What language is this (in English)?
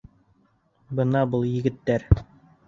Bashkir